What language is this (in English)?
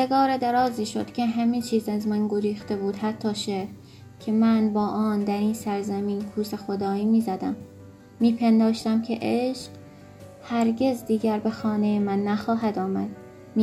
Persian